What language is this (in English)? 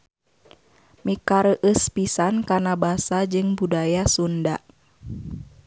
Sundanese